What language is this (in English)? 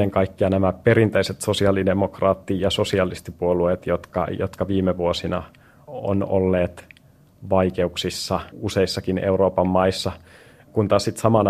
Finnish